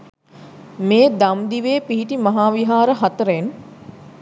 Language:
Sinhala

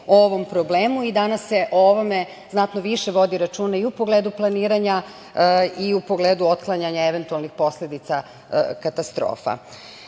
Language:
Serbian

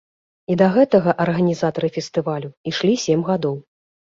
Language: Belarusian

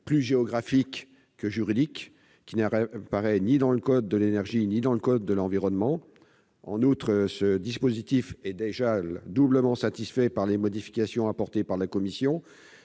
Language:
French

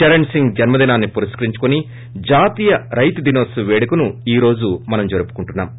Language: Telugu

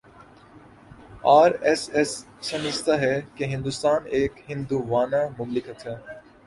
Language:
Urdu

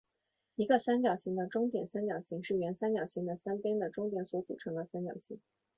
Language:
Chinese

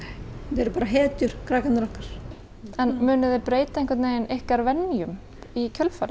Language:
Icelandic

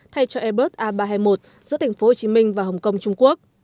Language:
Vietnamese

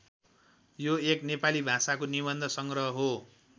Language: Nepali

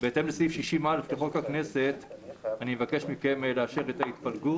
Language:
Hebrew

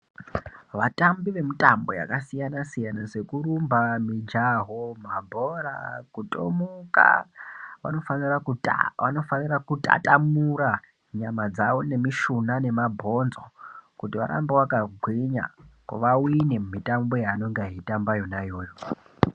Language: Ndau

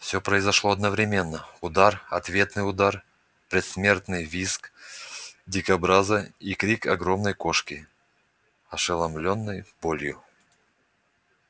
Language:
Russian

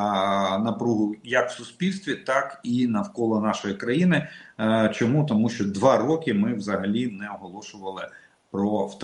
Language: Russian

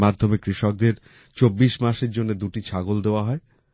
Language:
Bangla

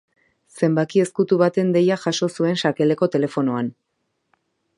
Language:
Basque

